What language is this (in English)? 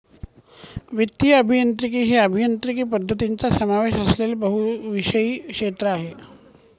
Marathi